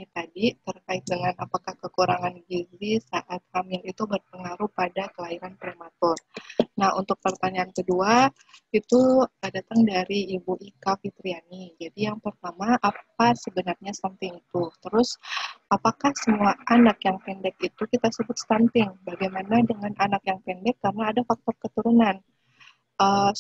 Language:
Indonesian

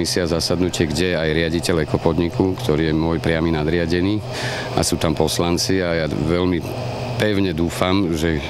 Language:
Slovak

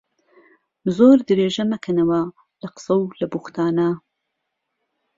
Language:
Central Kurdish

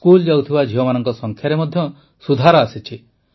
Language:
Odia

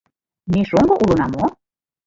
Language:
Mari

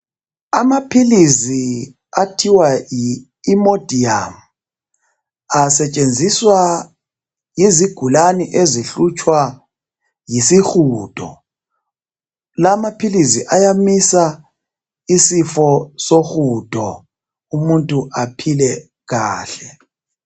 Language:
North Ndebele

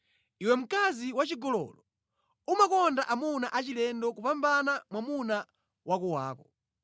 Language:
Nyanja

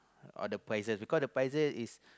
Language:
English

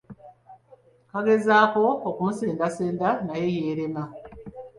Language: Ganda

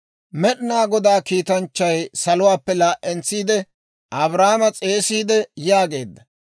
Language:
Dawro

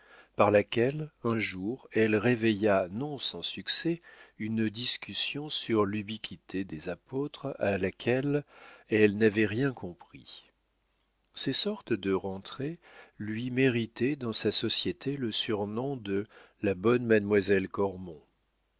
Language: French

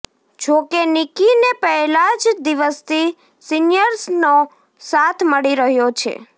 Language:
Gujarati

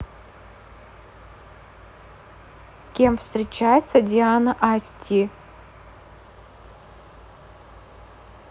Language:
Russian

